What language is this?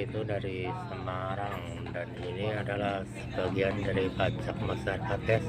Indonesian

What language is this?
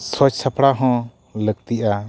Santali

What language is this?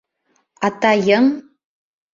Bashkir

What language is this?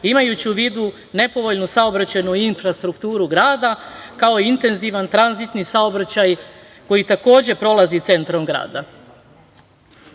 Serbian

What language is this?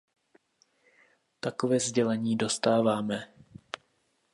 Czech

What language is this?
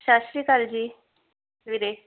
Punjabi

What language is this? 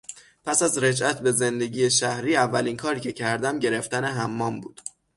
Persian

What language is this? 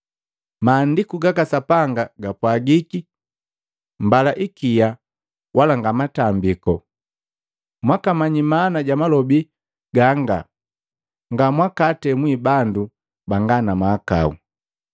Matengo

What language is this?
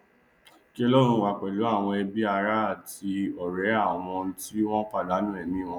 Yoruba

